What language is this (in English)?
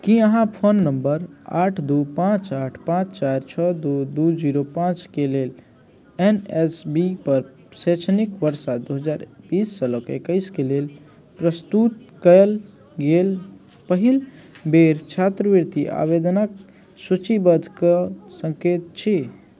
Maithili